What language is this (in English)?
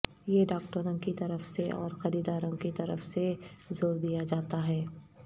Urdu